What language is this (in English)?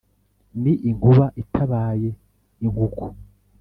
Kinyarwanda